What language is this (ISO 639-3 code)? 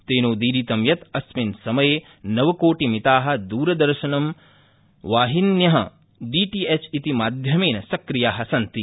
san